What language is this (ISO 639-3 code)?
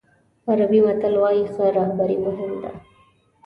pus